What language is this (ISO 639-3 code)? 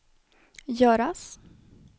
swe